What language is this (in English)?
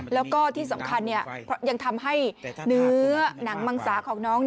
Thai